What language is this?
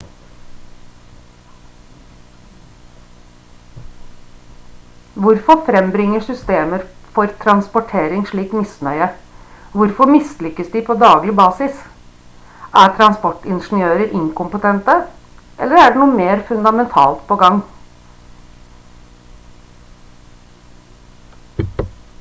Norwegian Bokmål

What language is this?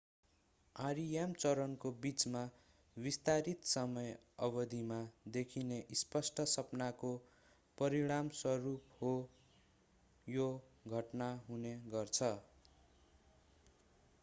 Nepali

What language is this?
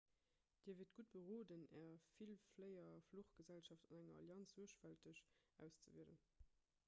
Luxembourgish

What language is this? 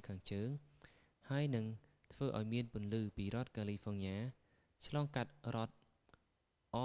Khmer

